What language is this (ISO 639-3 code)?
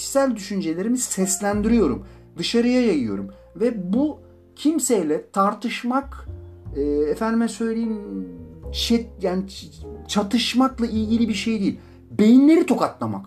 tur